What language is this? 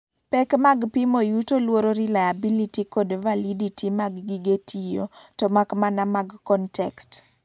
Luo (Kenya and Tanzania)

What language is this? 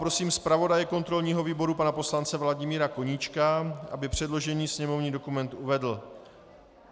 Czech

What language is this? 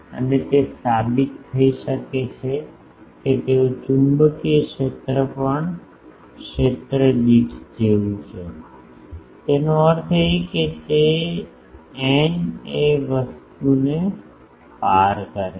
Gujarati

